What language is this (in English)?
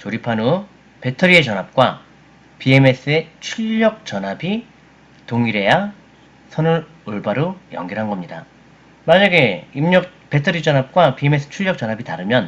Korean